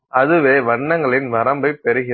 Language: Tamil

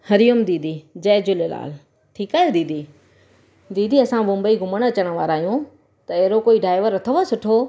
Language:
Sindhi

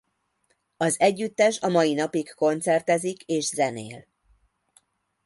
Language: Hungarian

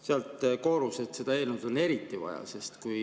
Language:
Estonian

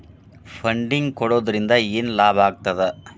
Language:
Kannada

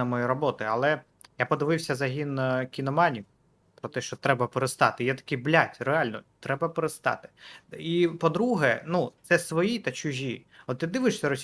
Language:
Ukrainian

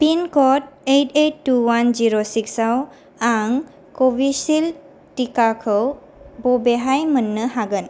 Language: Bodo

